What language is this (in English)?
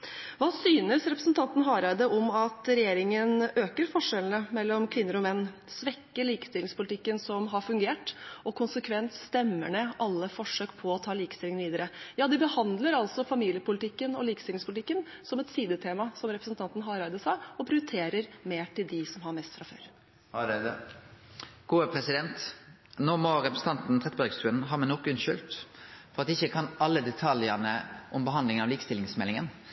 Norwegian